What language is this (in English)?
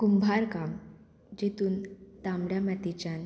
Konkani